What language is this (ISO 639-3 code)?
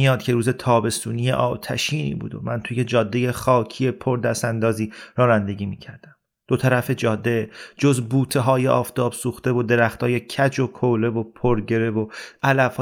fas